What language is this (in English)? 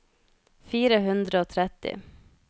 Norwegian